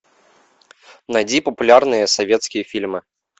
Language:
Russian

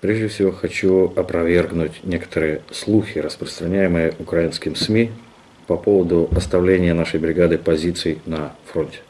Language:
Russian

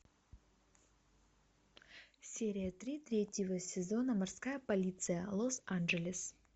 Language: Russian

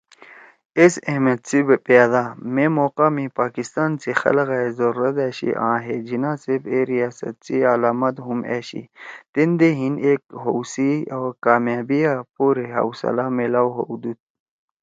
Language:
Torwali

